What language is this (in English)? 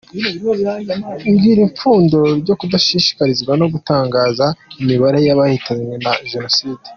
Kinyarwanda